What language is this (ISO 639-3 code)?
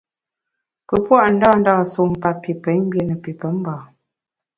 bax